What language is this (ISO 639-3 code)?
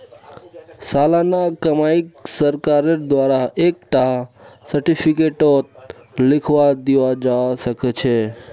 mag